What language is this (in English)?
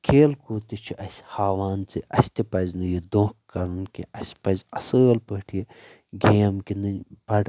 Kashmiri